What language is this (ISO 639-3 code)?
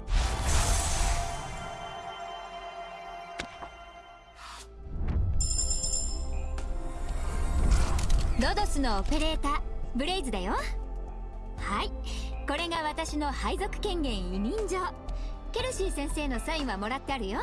jpn